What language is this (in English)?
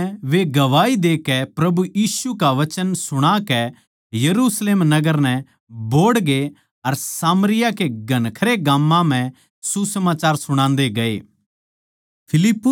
Haryanvi